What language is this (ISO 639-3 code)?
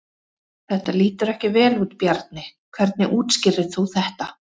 isl